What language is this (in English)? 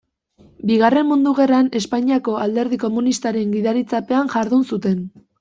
Basque